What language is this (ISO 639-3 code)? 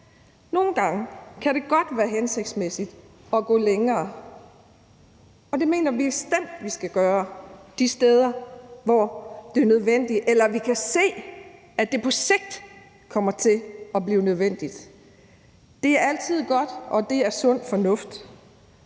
dan